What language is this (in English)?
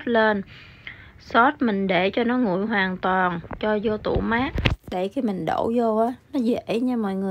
Vietnamese